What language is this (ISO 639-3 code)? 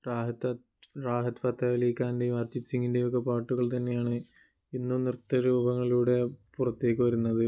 mal